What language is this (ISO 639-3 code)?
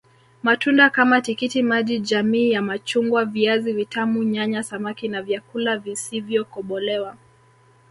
swa